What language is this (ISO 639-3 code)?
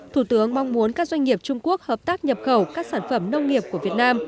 vie